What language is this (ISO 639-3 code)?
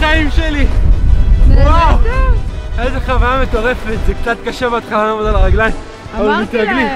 heb